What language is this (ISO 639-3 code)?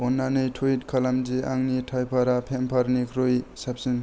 brx